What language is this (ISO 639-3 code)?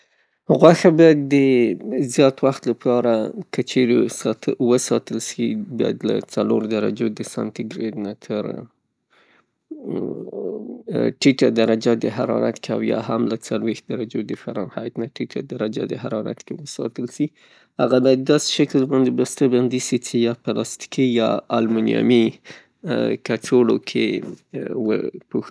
pus